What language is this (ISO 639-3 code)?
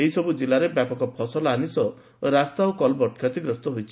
ori